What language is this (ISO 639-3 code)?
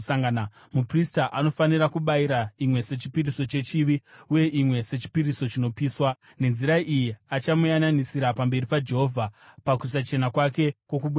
sna